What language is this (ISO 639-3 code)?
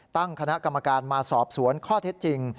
tha